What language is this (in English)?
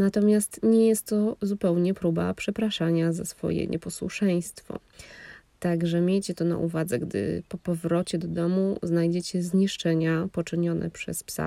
Polish